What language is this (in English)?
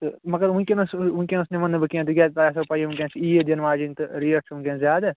Kashmiri